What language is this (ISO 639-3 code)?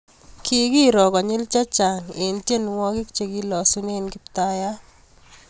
kln